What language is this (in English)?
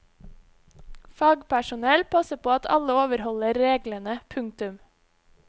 Norwegian